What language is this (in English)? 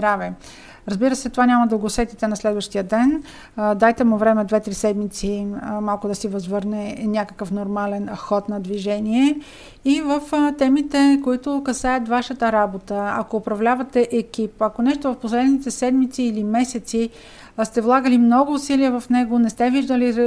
Bulgarian